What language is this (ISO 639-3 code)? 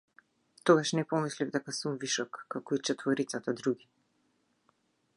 mkd